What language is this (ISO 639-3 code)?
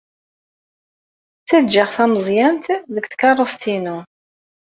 kab